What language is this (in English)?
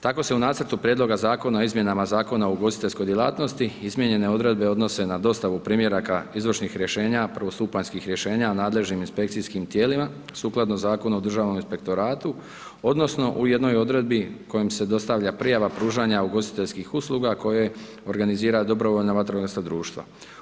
Croatian